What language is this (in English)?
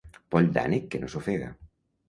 Catalan